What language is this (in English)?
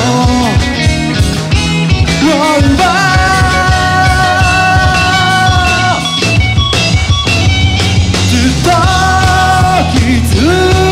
Arabic